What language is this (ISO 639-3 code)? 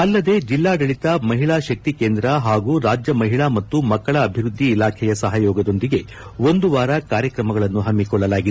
kan